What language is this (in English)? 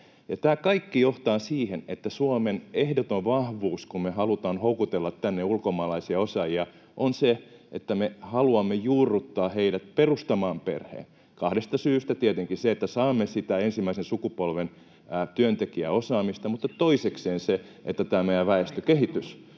Finnish